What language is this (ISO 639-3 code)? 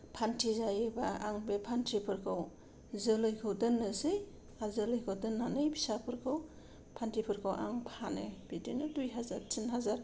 brx